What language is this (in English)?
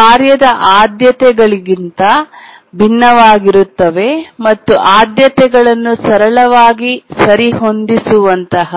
Kannada